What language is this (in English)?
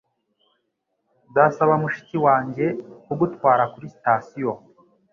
Kinyarwanda